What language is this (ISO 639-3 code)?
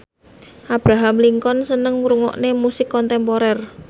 jav